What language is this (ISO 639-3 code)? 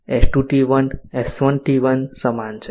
guj